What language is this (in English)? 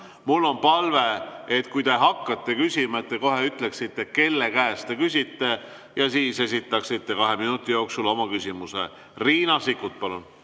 Estonian